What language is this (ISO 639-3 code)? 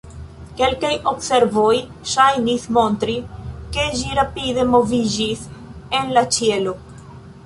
epo